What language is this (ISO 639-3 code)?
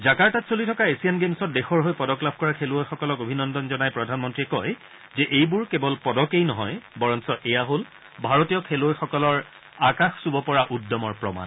asm